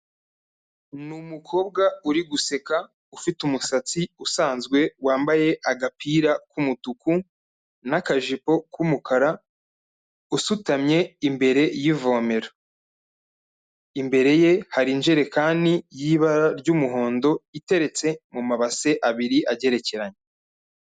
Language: Kinyarwanda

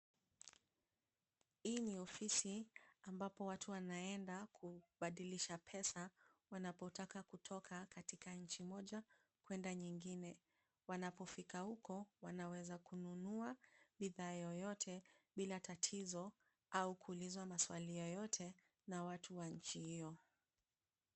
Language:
Swahili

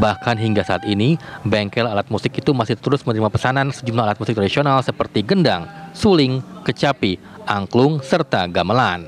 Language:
Indonesian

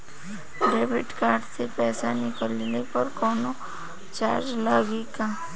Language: Bhojpuri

